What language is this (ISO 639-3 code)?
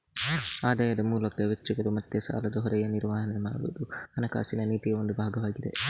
kan